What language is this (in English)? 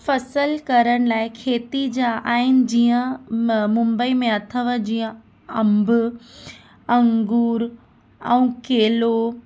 Sindhi